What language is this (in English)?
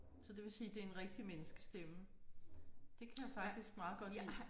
Danish